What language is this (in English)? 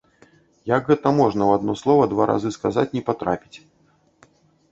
Belarusian